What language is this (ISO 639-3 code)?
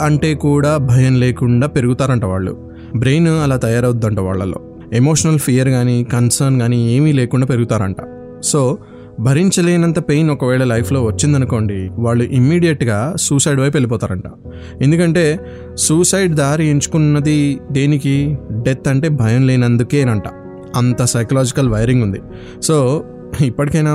tel